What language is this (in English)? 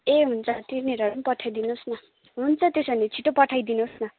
Nepali